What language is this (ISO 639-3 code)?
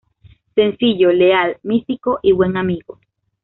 spa